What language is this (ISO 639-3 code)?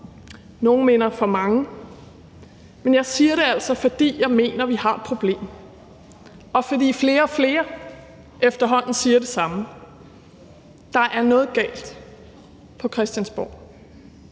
dan